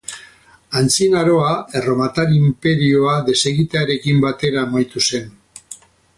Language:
Basque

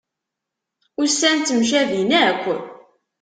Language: Kabyle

